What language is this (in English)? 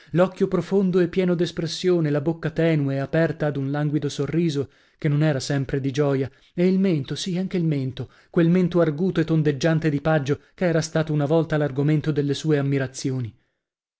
Italian